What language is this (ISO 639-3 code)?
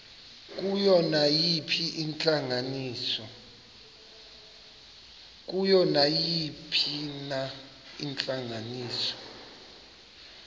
xho